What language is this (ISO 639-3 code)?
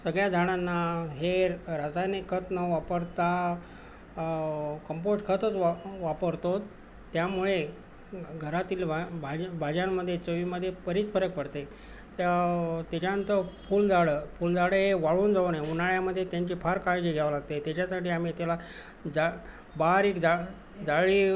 mar